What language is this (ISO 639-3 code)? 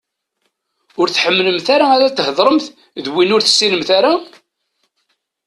kab